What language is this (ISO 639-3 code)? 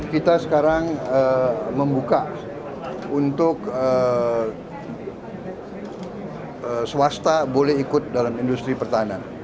ind